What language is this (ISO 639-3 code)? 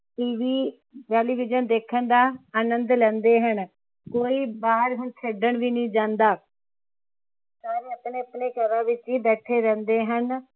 pan